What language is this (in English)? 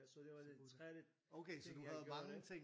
Danish